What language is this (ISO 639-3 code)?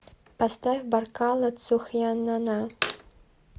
rus